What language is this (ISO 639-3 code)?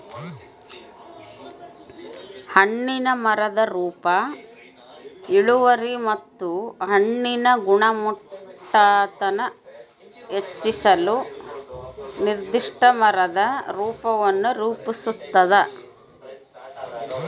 kan